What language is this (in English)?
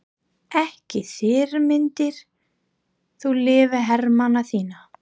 Icelandic